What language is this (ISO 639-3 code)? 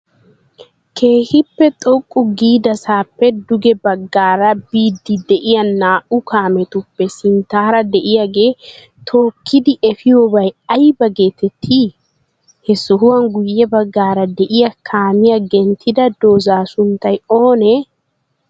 wal